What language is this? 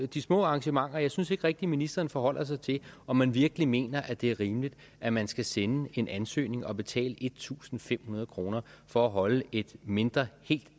Danish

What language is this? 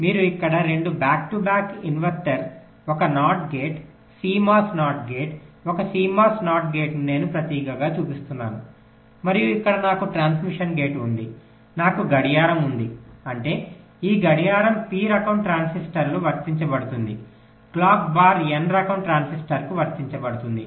Telugu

